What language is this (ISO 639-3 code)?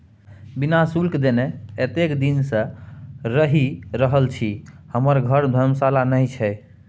mai